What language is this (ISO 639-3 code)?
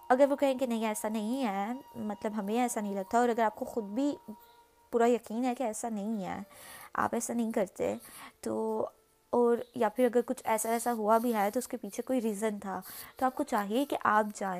urd